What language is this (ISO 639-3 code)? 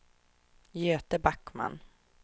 swe